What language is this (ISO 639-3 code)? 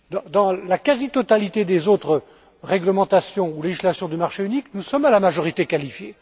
fra